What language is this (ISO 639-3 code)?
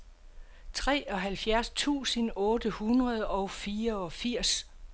dan